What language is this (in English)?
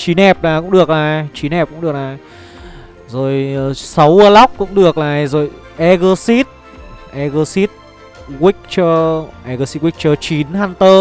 Vietnamese